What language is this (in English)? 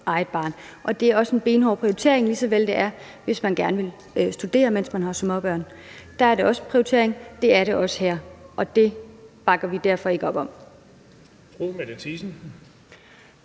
Danish